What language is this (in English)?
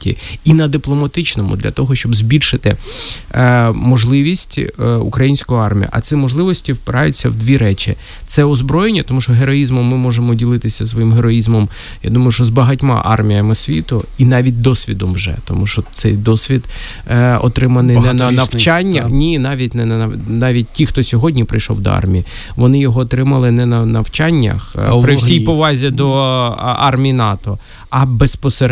Ukrainian